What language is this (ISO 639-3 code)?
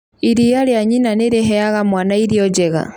kik